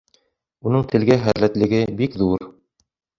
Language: Bashkir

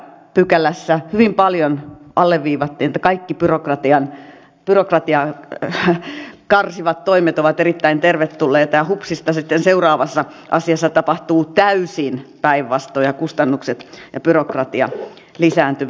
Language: Finnish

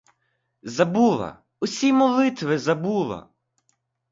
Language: Ukrainian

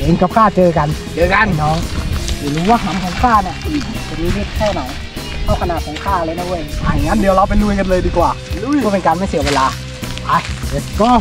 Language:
Thai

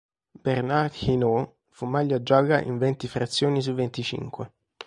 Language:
Italian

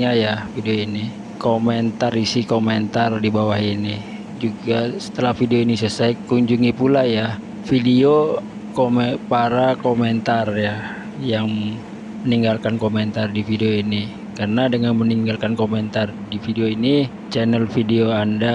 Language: Indonesian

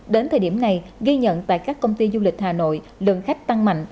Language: Vietnamese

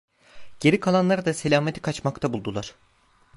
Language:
Turkish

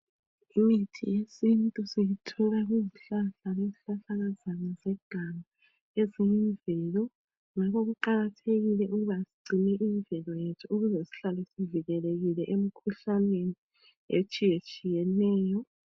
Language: North Ndebele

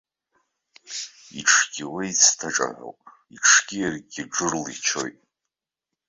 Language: Abkhazian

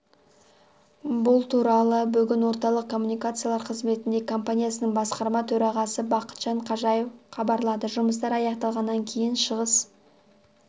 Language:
Kazakh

